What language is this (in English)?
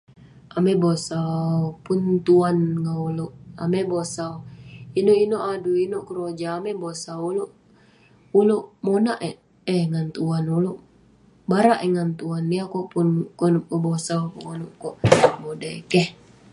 Western Penan